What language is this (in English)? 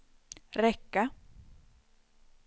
Swedish